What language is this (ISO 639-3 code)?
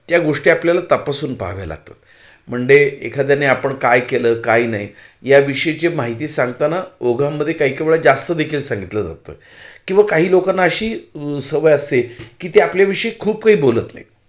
mar